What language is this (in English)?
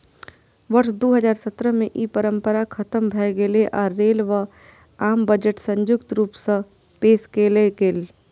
Maithili